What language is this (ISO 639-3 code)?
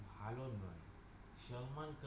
ben